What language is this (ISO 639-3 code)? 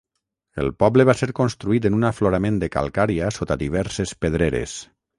cat